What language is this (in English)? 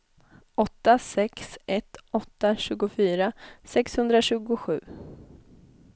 Swedish